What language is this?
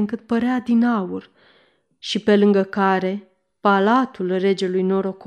Romanian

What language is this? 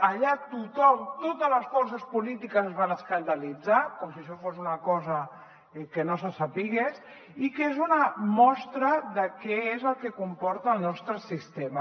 Catalan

